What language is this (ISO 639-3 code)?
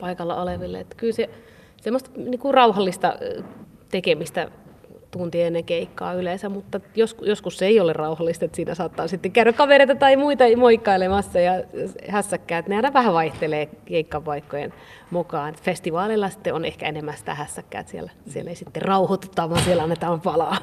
fin